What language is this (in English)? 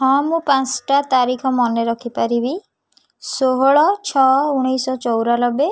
Odia